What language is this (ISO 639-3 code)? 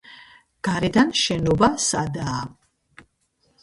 kat